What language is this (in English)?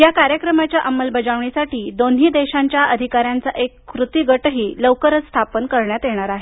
Marathi